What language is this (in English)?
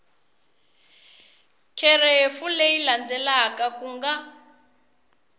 Tsonga